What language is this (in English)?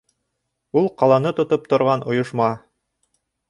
Bashkir